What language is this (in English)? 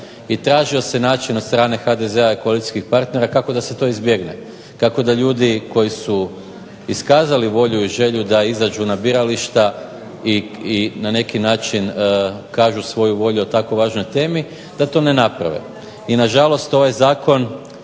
Croatian